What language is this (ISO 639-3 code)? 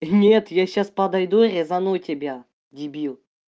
rus